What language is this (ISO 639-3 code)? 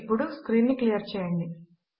tel